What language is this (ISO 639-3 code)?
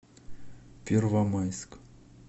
rus